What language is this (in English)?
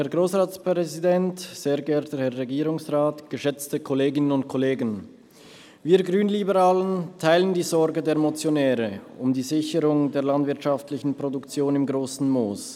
Swiss German